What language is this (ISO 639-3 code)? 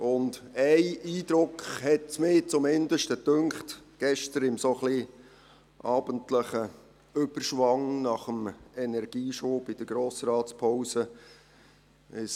gsw